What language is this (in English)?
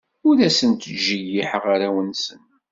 Kabyle